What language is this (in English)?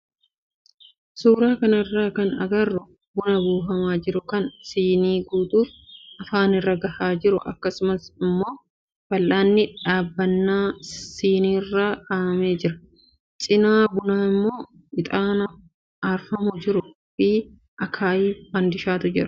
Oromo